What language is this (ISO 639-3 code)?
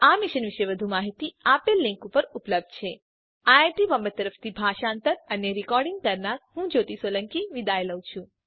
guj